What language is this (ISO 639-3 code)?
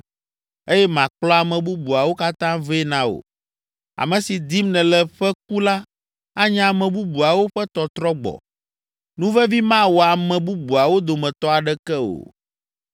ewe